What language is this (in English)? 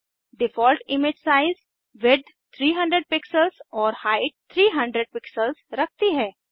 Hindi